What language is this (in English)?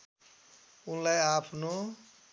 Nepali